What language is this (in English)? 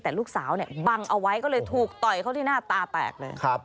Thai